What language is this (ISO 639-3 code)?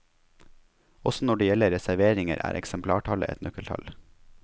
nor